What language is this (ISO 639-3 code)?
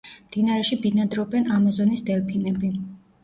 kat